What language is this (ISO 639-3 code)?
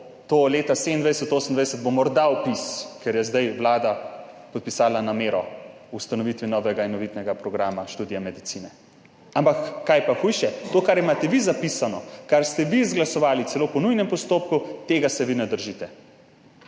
slv